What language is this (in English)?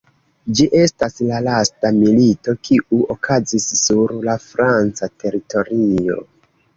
Esperanto